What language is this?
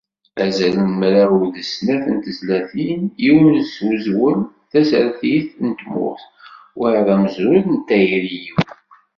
Kabyle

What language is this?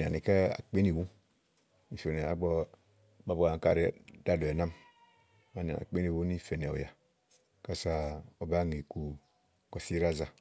Igo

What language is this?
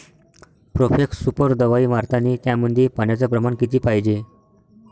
Marathi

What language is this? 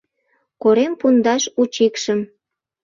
Mari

